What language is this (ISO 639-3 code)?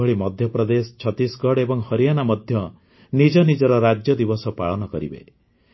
ori